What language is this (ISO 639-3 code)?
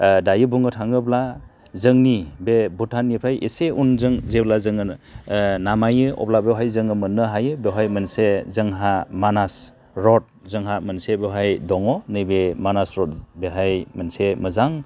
brx